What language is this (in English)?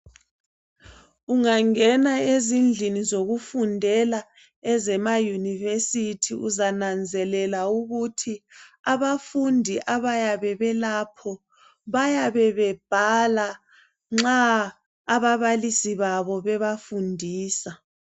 North Ndebele